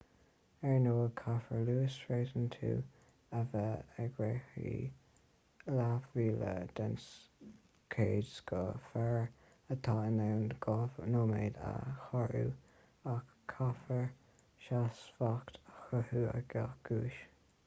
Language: Irish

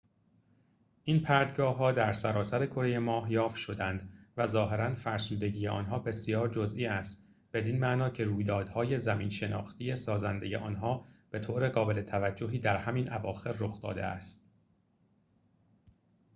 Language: Persian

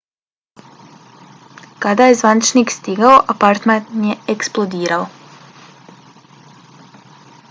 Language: Bosnian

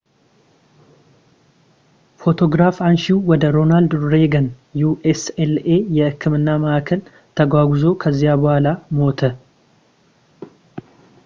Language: Amharic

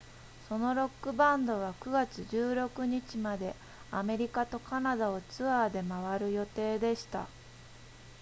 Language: Japanese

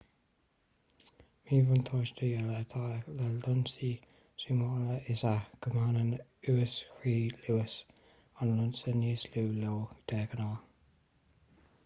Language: Irish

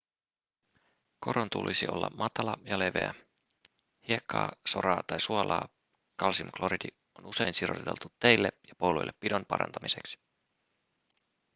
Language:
Finnish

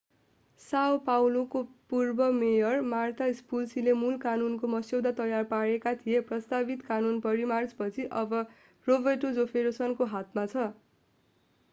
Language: Nepali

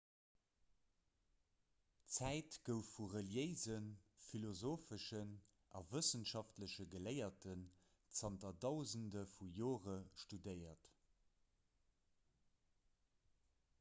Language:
Luxembourgish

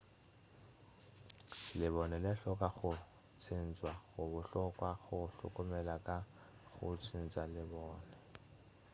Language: Northern Sotho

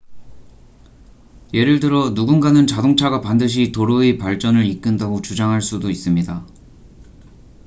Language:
Korean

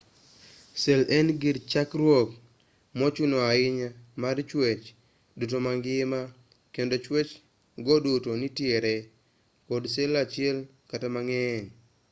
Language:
Luo (Kenya and Tanzania)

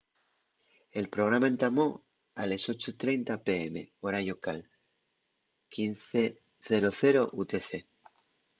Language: Asturian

